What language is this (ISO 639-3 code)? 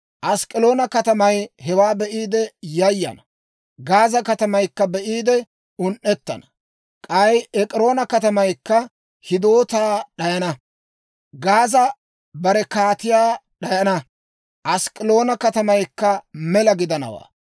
dwr